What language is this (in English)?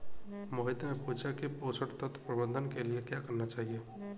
Hindi